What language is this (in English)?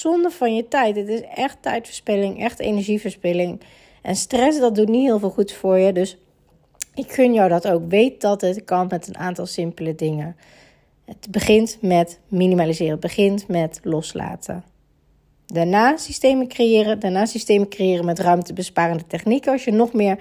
Dutch